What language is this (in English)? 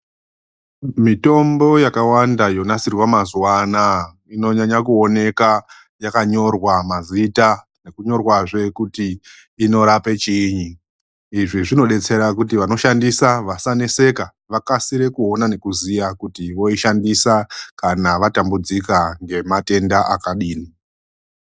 Ndau